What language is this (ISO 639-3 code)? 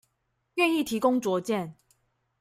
zho